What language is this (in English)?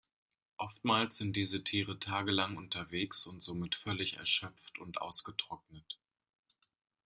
German